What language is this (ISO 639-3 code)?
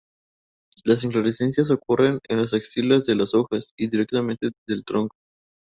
spa